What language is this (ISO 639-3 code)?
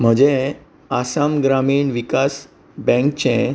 kok